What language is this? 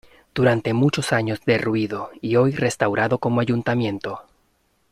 Spanish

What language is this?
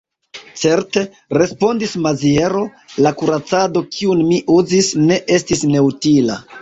Esperanto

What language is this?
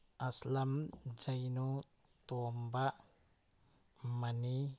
Manipuri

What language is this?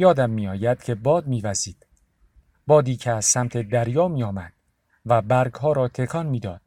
Persian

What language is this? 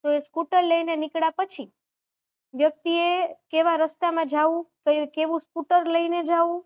Gujarati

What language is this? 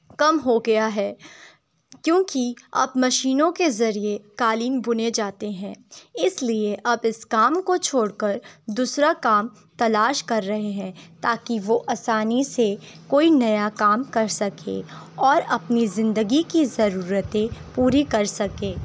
Urdu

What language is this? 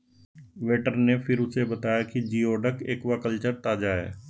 Hindi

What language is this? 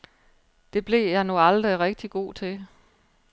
Danish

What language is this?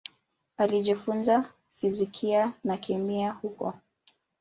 Swahili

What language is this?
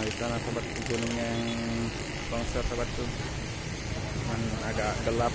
Indonesian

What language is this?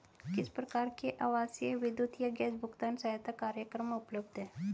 Hindi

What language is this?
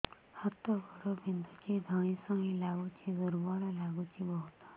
Odia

